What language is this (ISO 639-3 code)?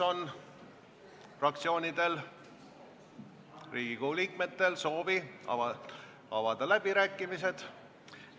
est